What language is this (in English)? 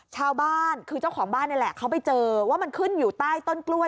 Thai